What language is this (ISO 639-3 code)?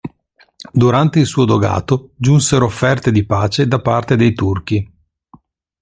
ita